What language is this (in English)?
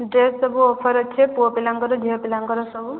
Odia